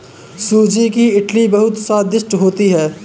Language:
Hindi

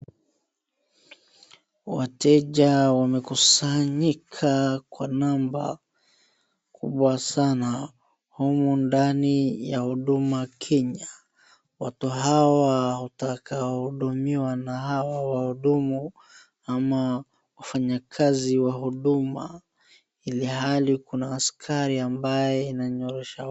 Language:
Swahili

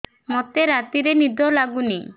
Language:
Odia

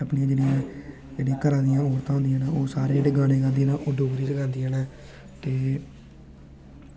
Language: Dogri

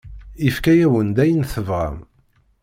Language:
Kabyle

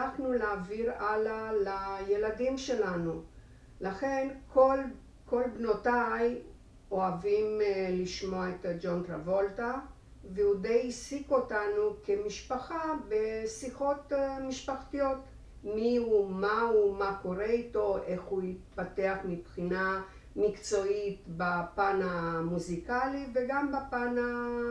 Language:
Hebrew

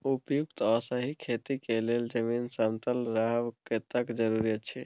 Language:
Maithili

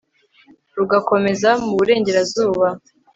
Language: Kinyarwanda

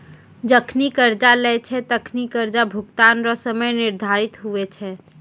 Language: Maithili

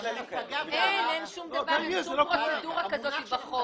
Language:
Hebrew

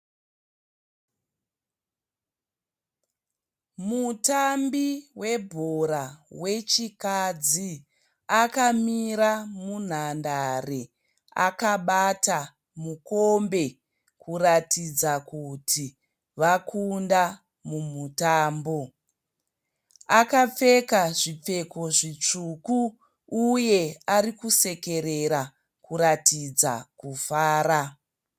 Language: Shona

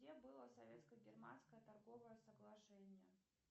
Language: Russian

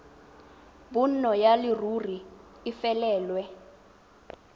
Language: Tswana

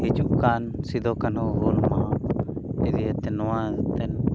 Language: Santali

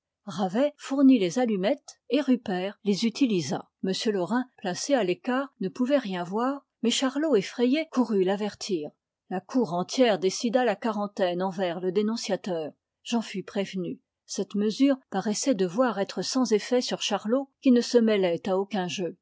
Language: French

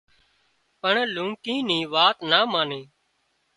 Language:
Wadiyara Koli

